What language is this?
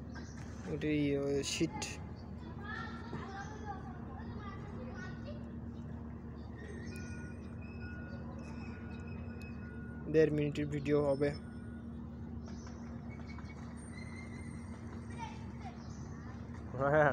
Romanian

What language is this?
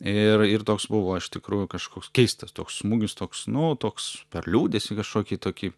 Lithuanian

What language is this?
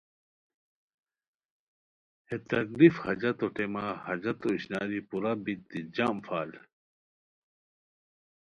Khowar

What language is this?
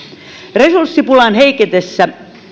Finnish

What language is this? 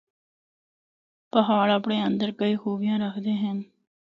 Northern Hindko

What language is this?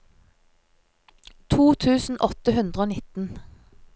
Norwegian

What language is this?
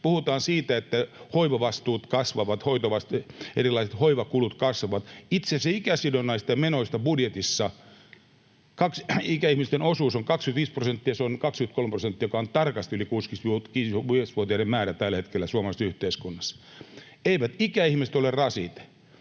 Finnish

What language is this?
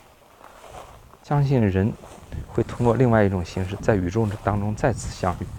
Chinese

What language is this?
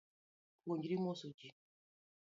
Luo (Kenya and Tanzania)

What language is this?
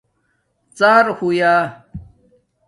Domaaki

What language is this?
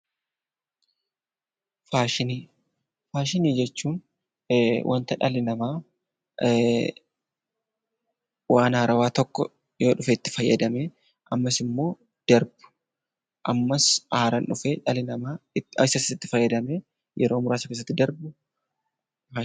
Oromo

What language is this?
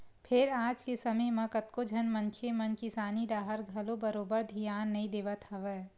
Chhattisgarhi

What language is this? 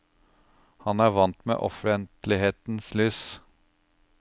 Norwegian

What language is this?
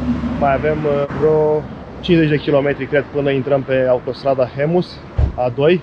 Romanian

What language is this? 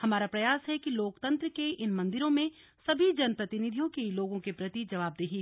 Hindi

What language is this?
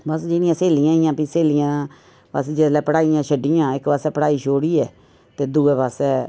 Dogri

